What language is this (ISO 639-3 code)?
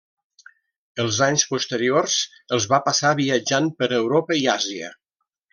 cat